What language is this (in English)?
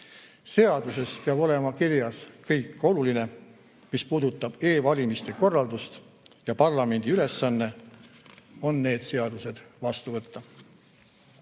Estonian